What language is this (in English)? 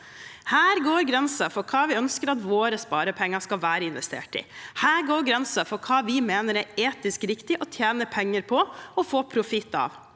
Norwegian